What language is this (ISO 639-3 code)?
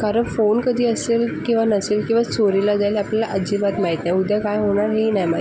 mar